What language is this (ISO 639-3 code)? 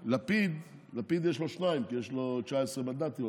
heb